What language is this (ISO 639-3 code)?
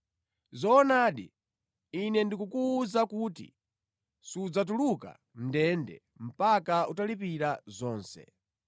nya